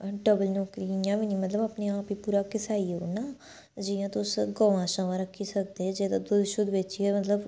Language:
Dogri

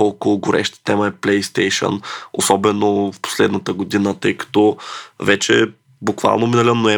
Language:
Bulgarian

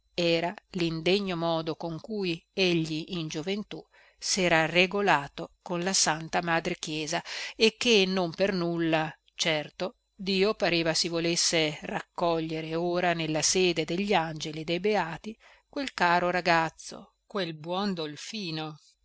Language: Italian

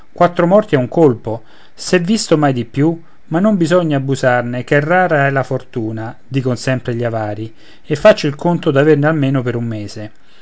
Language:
Italian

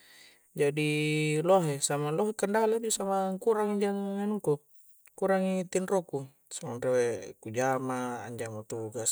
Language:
Coastal Konjo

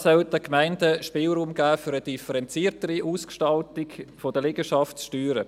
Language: Swiss German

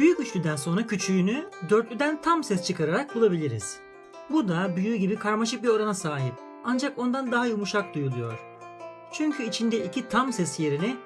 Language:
Turkish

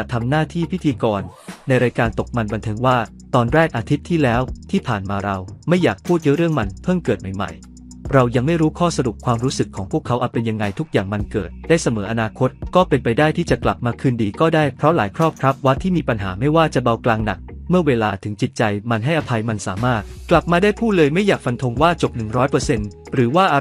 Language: Thai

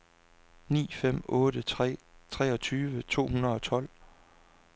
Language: Danish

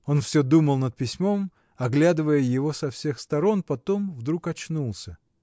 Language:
Russian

